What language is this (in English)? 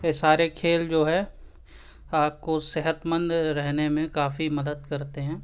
Urdu